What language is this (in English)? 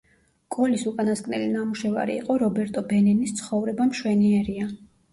Georgian